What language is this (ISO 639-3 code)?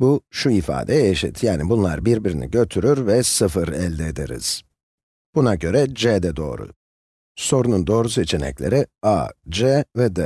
tur